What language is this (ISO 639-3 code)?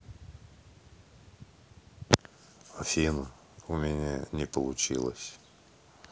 rus